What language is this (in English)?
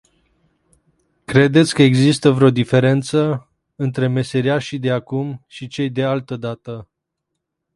Romanian